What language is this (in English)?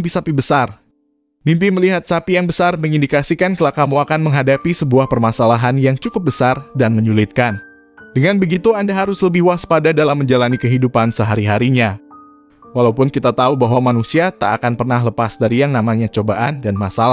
Indonesian